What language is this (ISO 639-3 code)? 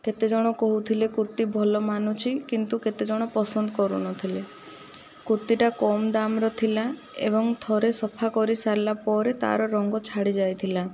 ori